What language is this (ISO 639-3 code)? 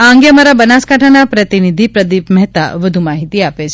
guj